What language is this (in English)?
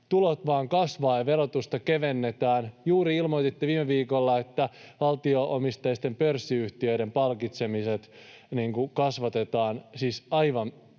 Finnish